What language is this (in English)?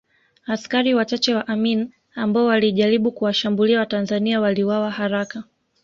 Swahili